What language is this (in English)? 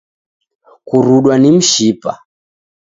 Taita